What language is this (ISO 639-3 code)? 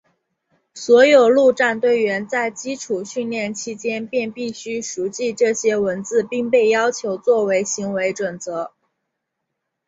zho